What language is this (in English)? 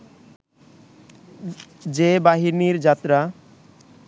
Bangla